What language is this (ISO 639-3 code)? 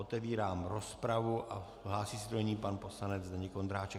ces